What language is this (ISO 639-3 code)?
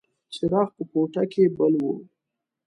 pus